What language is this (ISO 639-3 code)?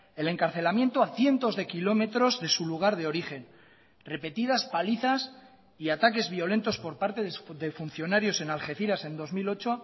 spa